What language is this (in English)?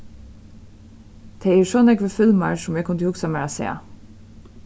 Faroese